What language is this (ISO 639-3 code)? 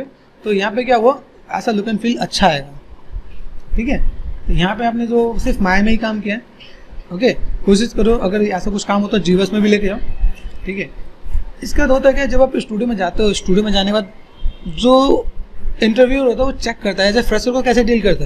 hin